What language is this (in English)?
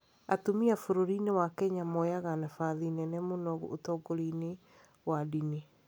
Kikuyu